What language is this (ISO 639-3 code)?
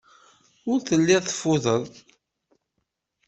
kab